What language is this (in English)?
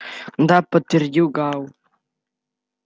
Russian